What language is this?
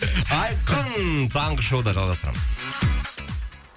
Kazakh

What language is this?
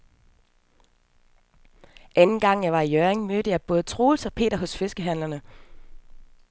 Danish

